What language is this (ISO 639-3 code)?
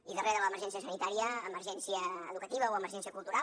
cat